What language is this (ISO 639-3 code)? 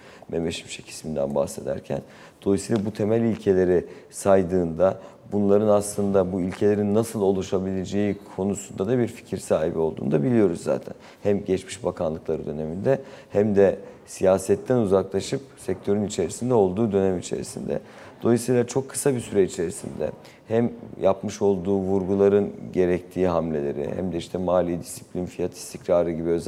tur